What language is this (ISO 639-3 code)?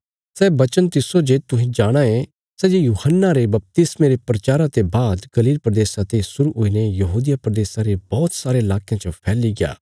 kfs